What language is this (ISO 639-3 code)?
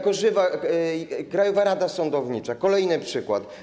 pol